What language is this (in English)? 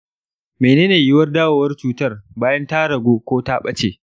Hausa